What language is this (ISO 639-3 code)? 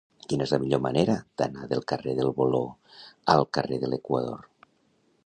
cat